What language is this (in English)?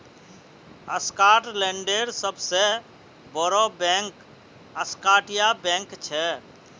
Magahi